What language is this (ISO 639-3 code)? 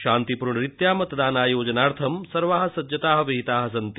san